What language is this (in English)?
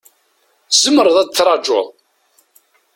Kabyle